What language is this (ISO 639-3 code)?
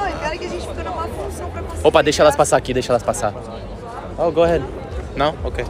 por